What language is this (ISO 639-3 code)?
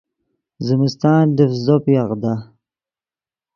ydg